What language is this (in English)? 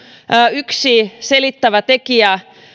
Finnish